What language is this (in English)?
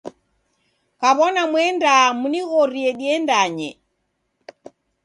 Taita